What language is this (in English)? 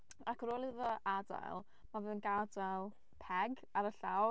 Welsh